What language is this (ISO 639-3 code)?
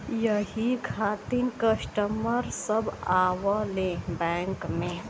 bho